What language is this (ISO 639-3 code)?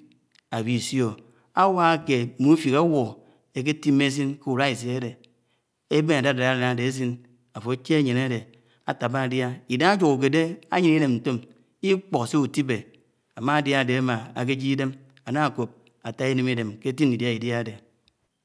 anw